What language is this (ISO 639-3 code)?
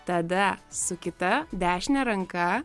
lit